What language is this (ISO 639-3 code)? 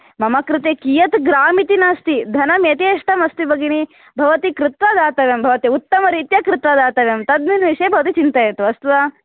san